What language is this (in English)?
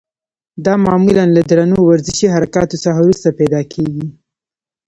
Pashto